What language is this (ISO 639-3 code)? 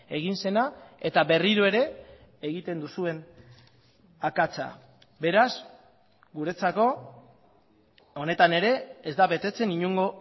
eus